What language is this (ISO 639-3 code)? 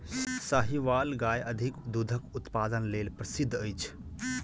mai